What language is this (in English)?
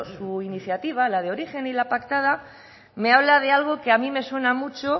Spanish